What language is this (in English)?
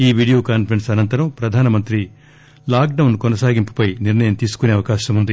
Telugu